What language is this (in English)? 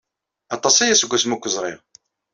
Kabyle